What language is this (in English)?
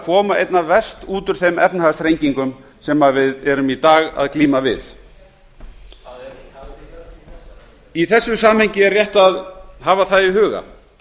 Icelandic